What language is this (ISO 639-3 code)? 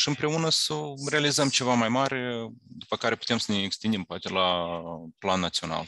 ron